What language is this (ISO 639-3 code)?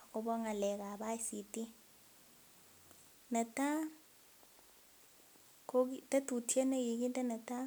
kln